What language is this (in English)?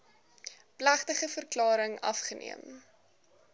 Afrikaans